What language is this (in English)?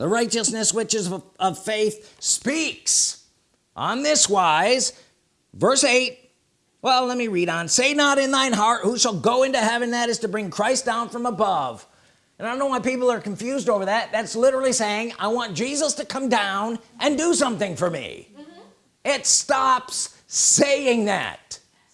English